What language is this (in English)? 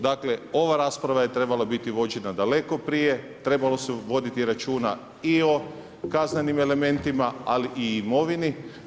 Croatian